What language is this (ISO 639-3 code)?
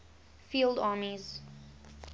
eng